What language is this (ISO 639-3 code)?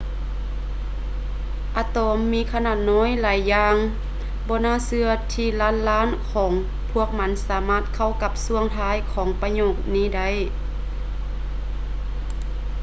lao